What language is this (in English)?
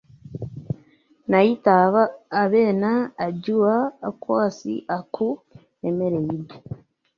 Ganda